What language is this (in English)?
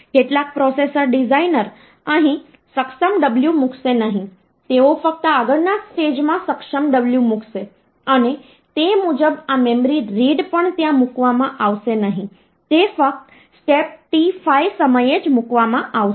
Gujarati